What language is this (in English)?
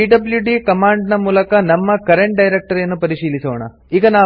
Kannada